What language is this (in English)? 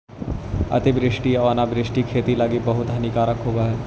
Magahi